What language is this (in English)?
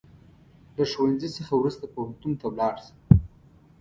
Pashto